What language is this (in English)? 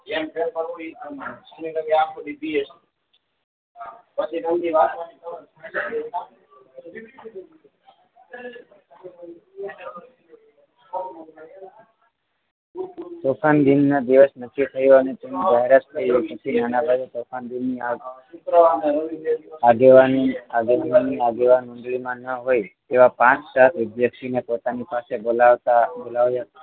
Gujarati